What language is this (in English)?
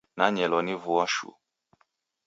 Taita